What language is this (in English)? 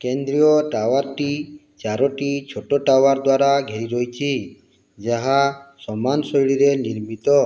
Odia